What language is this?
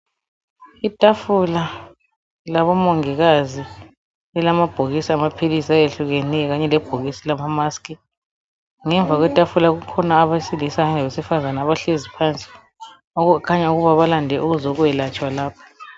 North Ndebele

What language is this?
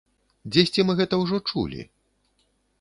Belarusian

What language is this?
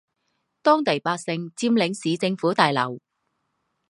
Chinese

